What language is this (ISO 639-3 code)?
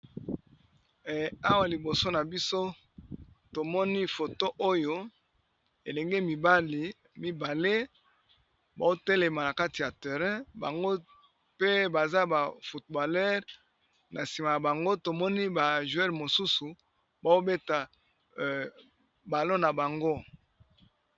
lin